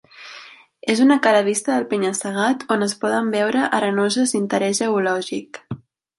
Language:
Catalan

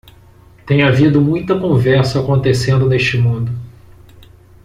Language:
Portuguese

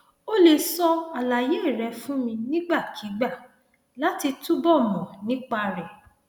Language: Yoruba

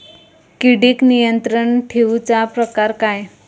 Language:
Marathi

